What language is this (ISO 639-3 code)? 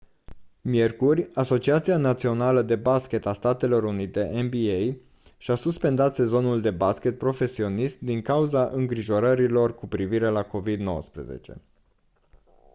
ron